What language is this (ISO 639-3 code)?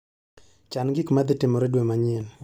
luo